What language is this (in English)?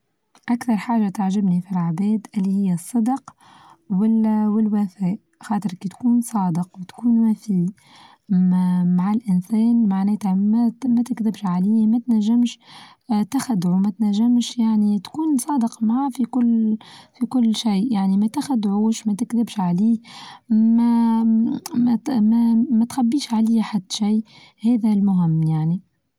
Tunisian Arabic